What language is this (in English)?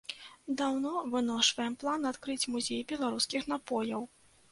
Belarusian